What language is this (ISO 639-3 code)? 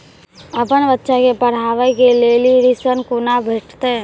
mai